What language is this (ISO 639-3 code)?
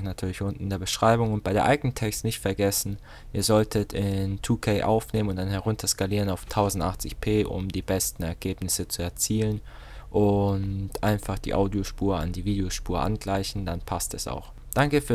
deu